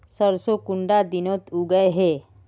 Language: Magahi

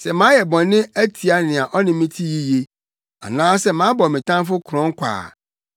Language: Akan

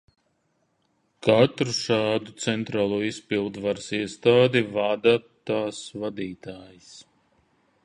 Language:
Latvian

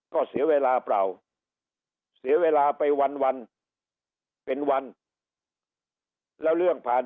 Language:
Thai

